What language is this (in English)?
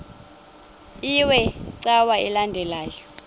Xhosa